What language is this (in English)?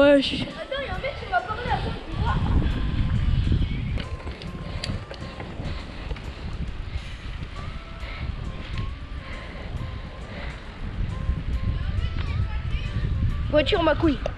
French